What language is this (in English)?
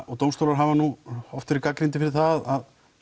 Icelandic